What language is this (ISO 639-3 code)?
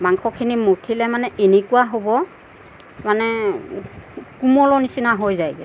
asm